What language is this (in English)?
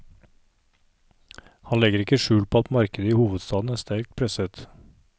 Norwegian